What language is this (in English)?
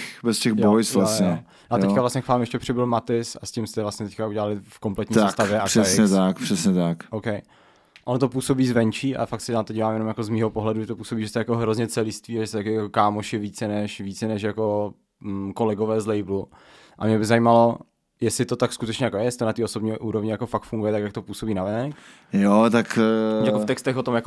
Czech